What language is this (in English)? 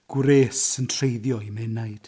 Welsh